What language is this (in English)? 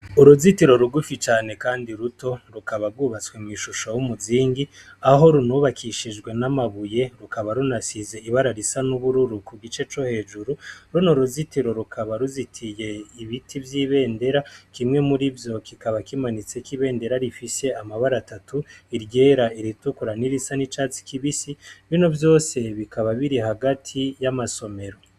Rundi